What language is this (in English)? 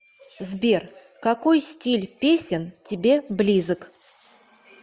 Russian